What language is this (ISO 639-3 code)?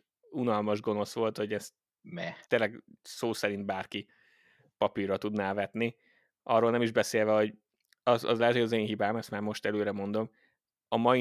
hun